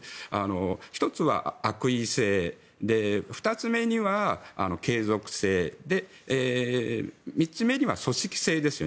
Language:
Japanese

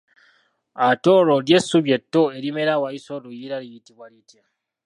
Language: Ganda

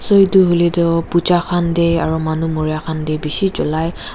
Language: Naga Pidgin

